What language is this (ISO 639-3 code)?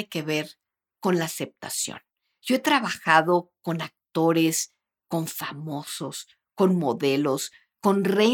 spa